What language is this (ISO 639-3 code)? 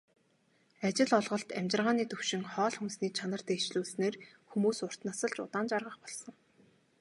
mon